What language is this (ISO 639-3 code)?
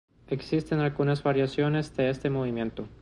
spa